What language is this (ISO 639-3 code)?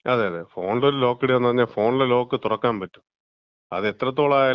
mal